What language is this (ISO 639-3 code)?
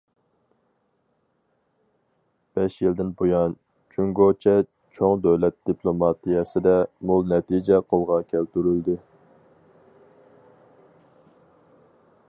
uig